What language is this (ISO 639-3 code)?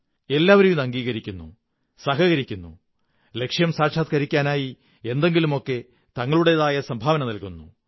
mal